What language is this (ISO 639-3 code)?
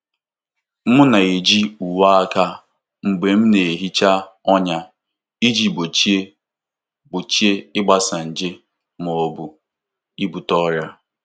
ibo